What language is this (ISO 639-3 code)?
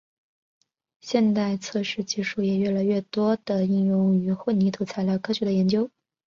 zho